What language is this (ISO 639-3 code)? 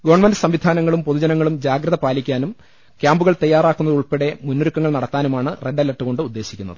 mal